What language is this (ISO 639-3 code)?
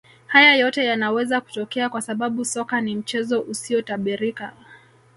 swa